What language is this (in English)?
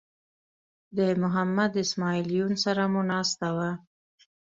Pashto